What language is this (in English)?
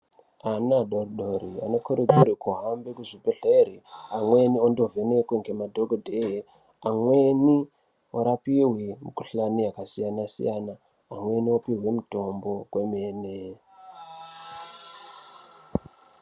Ndau